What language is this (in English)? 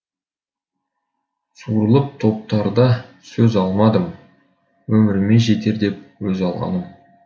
Kazakh